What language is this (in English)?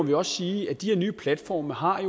Danish